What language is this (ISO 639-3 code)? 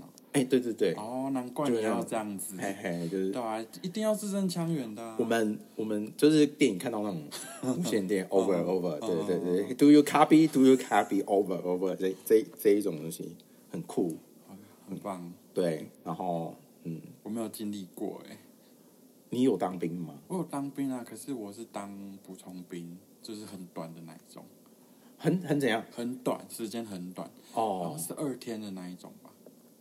zho